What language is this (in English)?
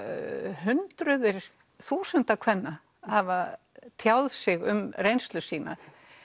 Icelandic